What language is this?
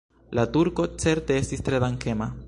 Esperanto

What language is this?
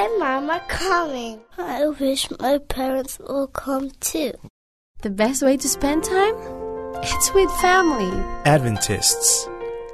Filipino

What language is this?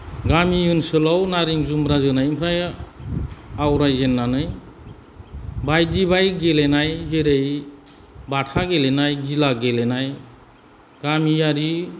Bodo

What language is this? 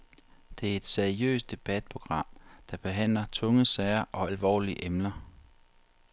Danish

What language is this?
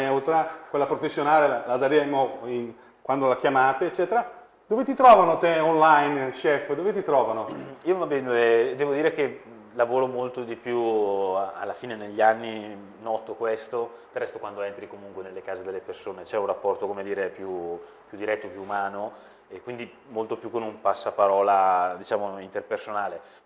Italian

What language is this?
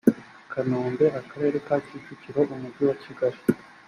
Kinyarwanda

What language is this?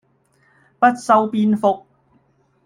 Cantonese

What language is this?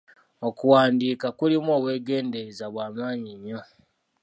Ganda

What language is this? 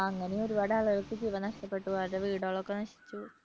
Malayalam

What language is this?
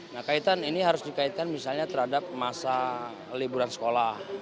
Indonesian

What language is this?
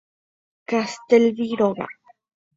Guarani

